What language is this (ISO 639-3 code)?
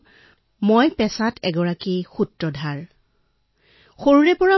asm